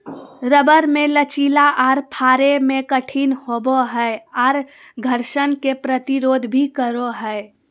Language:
Magahi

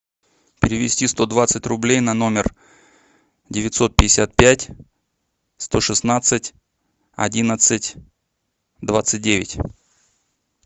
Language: Russian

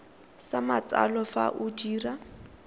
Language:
Tswana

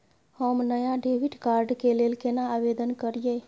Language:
Maithili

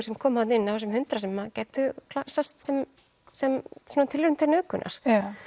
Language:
Icelandic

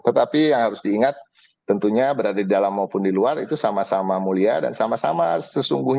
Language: Indonesian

